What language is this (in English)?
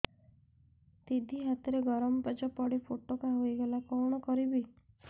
Odia